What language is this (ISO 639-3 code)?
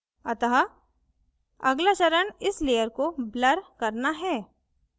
hin